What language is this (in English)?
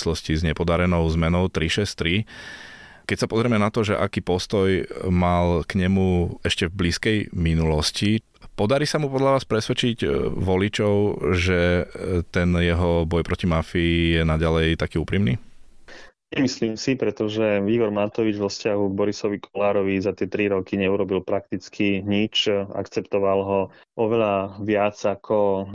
Slovak